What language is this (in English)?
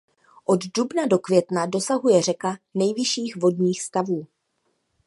Czech